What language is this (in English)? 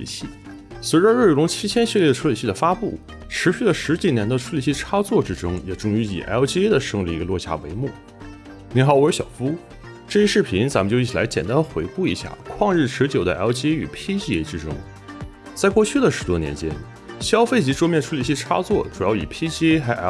Chinese